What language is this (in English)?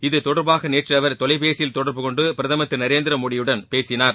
Tamil